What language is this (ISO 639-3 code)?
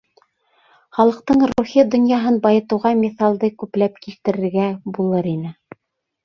bak